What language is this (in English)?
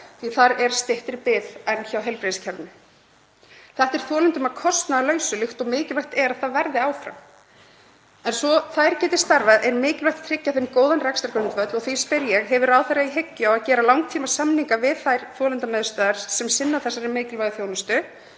Icelandic